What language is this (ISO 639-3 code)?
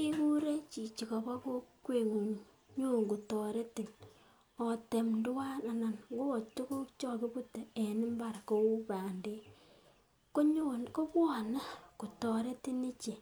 kln